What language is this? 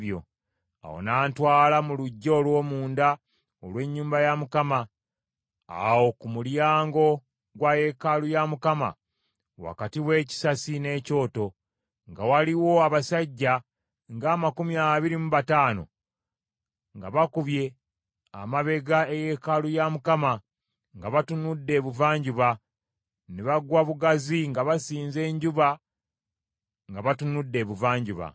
Ganda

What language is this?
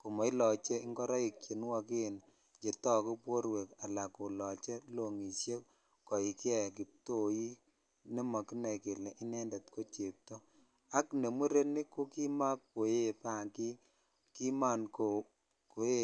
Kalenjin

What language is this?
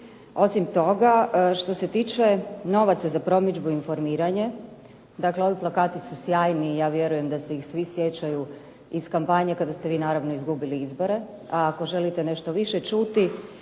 Croatian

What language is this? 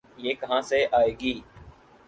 Urdu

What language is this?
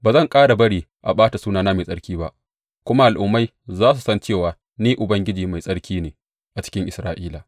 Hausa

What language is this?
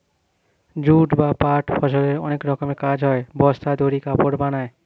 Bangla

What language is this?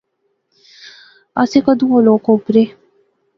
Pahari-Potwari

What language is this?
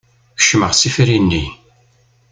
Kabyle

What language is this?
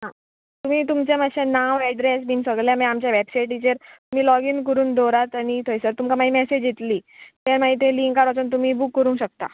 Konkani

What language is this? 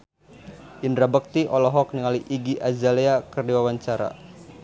Sundanese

